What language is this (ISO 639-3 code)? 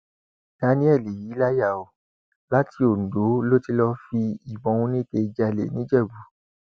yor